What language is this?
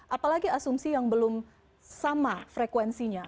Indonesian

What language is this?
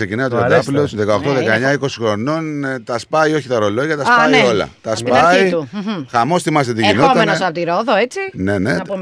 Greek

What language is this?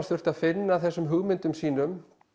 Icelandic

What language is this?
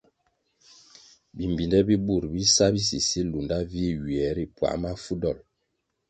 Kwasio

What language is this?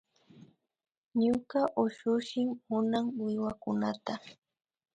Imbabura Highland Quichua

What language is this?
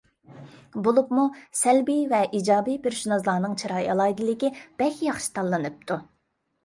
Uyghur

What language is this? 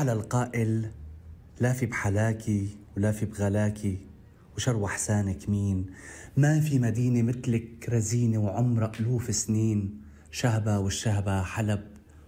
Arabic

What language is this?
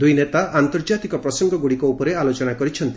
Odia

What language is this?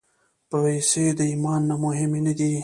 Pashto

